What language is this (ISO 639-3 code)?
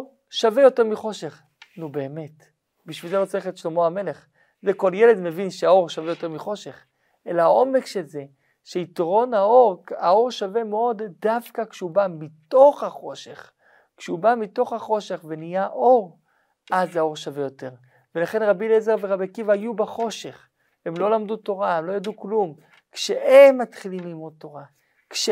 heb